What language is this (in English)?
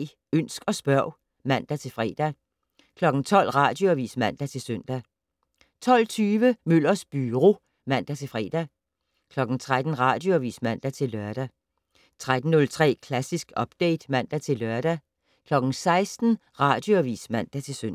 Danish